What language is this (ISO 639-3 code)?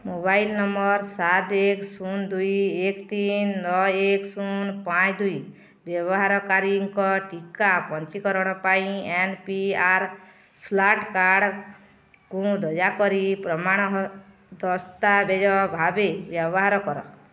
ori